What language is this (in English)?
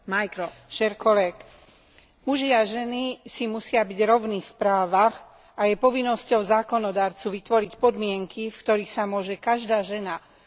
Slovak